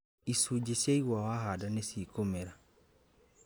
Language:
Kikuyu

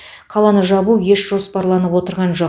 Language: Kazakh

